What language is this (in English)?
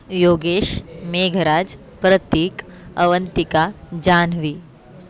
Sanskrit